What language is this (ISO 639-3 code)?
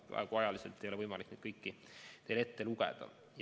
est